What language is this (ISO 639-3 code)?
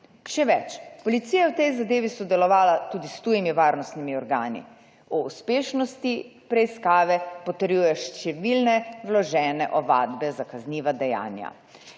slv